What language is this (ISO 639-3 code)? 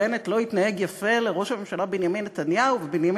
heb